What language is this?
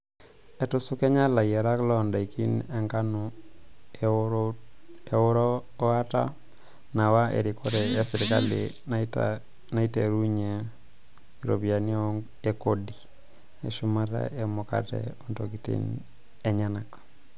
Masai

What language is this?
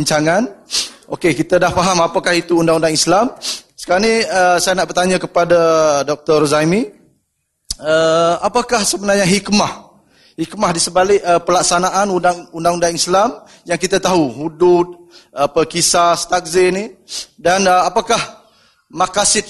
Malay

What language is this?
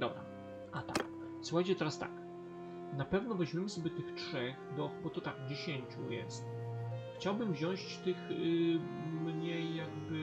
Polish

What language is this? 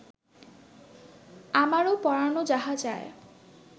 Bangla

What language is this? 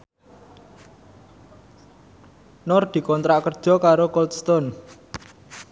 Javanese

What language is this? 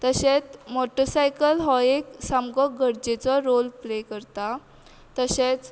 Konkani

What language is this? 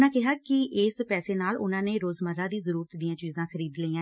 Punjabi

